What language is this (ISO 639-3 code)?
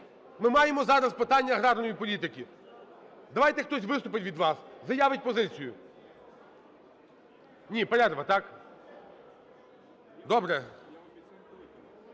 ukr